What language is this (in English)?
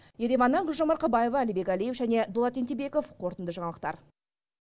Kazakh